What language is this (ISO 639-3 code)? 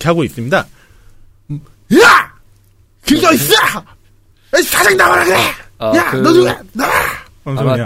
kor